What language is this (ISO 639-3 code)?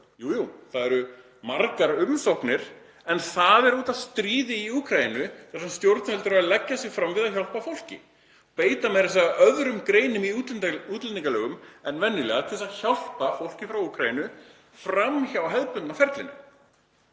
isl